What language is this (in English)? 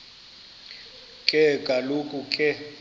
Xhosa